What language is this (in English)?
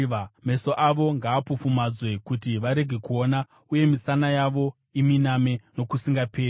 Shona